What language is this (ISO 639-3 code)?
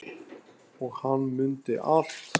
isl